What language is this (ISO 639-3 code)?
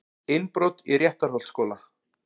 isl